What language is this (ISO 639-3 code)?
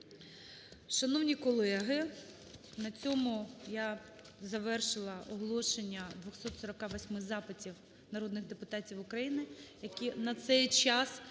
ukr